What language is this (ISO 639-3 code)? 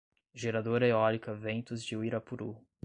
por